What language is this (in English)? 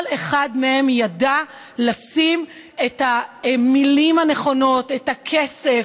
Hebrew